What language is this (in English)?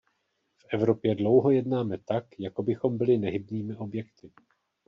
Czech